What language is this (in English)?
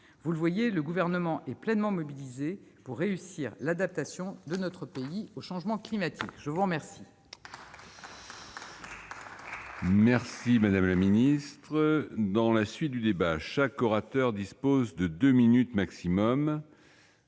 French